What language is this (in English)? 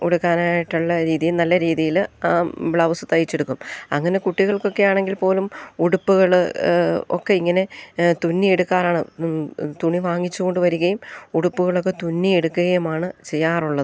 Malayalam